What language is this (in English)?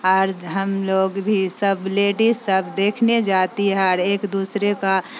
Urdu